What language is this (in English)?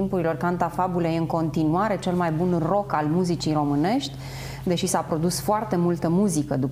Romanian